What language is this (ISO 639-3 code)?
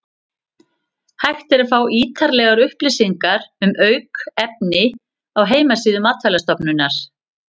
isl